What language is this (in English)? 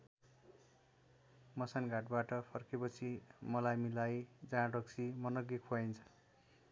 Nepali